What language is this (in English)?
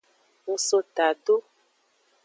Aja (Benin)